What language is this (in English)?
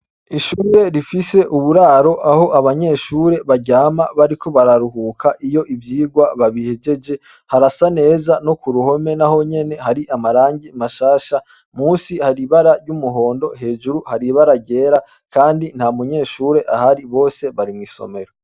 Rundi